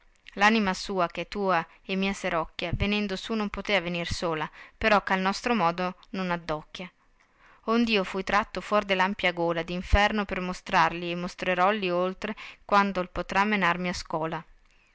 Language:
Italian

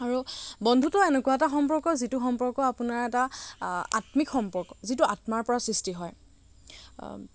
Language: Assamese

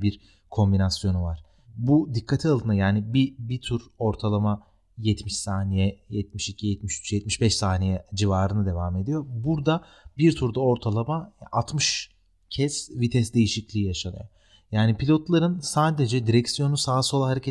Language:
Turkish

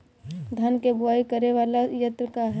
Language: Bhojpuri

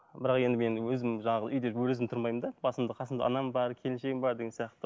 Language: Kazakh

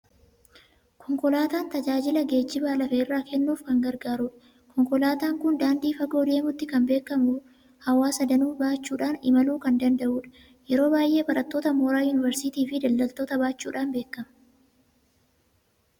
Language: Oromo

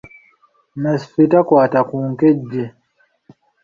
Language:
Ganda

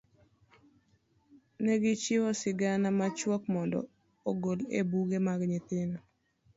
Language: Luo (Kenya and Tanzania)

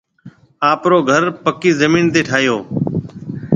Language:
Marwari (Pakistan)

